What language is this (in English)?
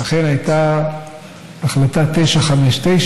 Hebrew